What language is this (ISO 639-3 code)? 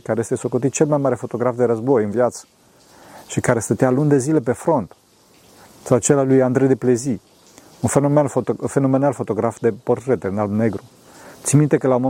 ron